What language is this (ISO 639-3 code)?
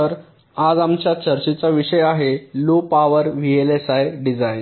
mar